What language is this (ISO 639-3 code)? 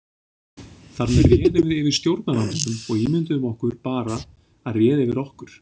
isl